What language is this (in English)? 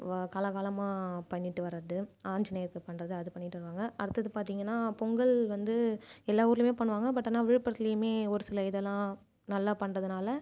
Tamil